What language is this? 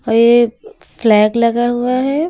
Hindi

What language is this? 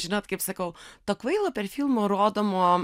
Lithuanian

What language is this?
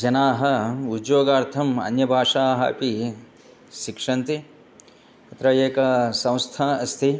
Sanskrit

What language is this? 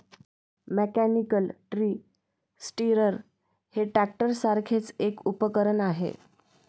Marathi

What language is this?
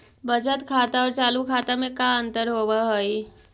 Magahi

